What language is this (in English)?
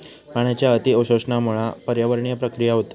Marathi